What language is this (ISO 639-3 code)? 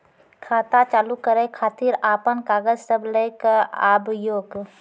mai